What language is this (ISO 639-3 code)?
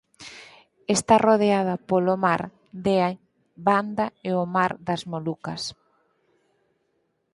glg